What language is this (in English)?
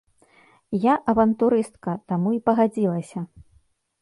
Belarusian